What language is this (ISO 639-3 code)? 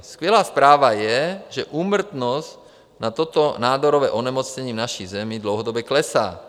ces